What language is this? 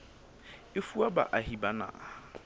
Southern Sotho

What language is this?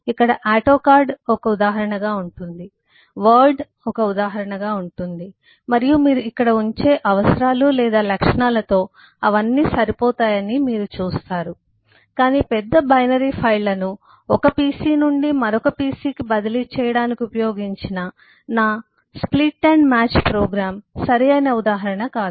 Telugu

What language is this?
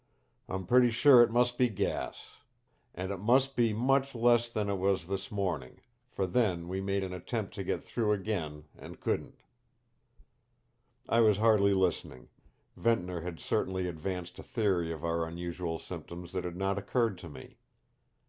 English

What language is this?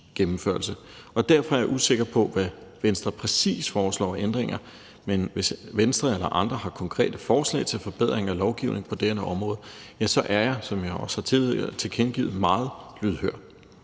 Danish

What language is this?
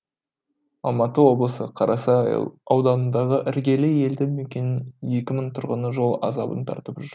Kazakh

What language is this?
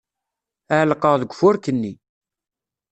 Kabyle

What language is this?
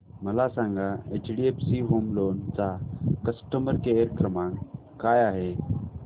Marathi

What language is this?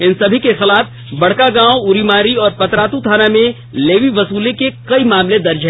Hindi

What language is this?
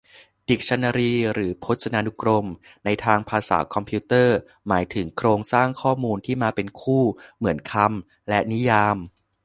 Thai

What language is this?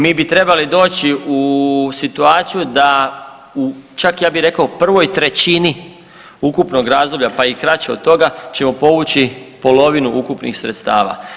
Croatian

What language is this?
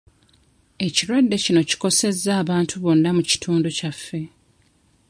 Ganda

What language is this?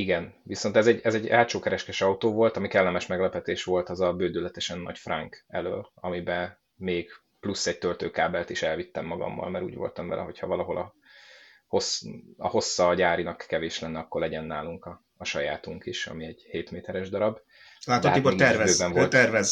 Hungarian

